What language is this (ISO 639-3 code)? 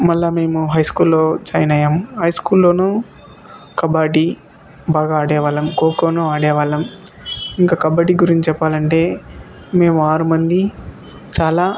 tel